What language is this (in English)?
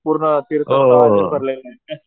Marathi